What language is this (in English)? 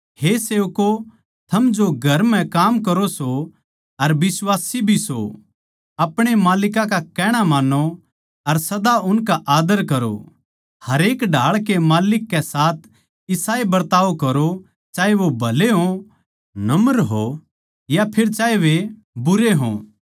Haryanvi